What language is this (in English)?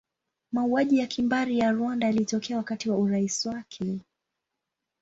Swahili